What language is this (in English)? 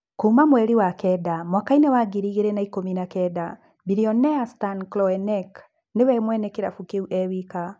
Kikuyu